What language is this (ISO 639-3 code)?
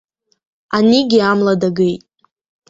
abk